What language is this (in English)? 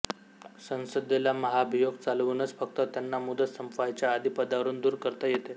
Marathi